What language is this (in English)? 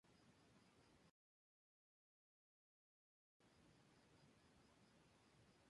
Spanish